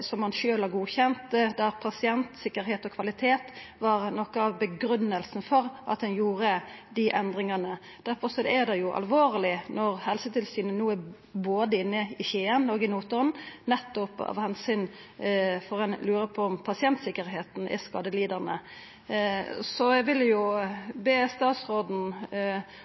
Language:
Norwegian Nynorsk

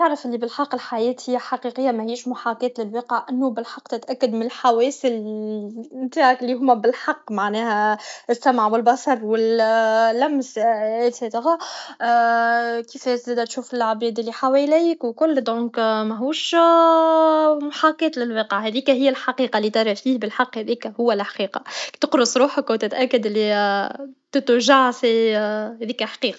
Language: Tunisian Arabic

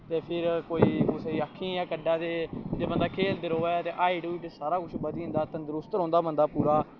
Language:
Dogri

